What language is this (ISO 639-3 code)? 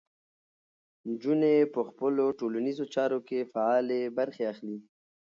pus